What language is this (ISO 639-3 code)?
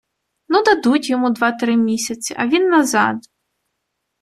ukr